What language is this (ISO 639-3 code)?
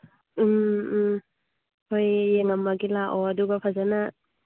mni